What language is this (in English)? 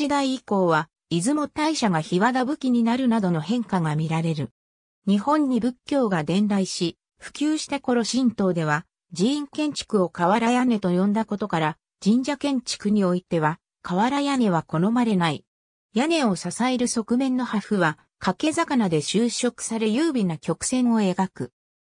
Japanese